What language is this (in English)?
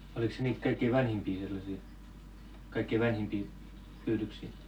Finnish